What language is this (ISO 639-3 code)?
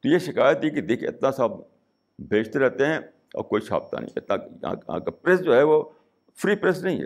urd